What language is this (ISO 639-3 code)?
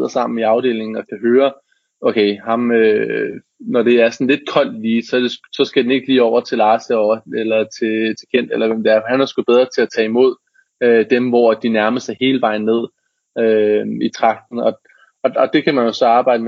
dan